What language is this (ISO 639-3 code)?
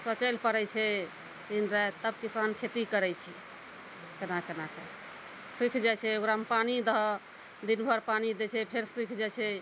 mai